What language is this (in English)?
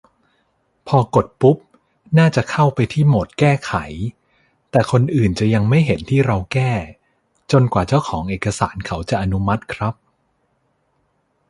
Thai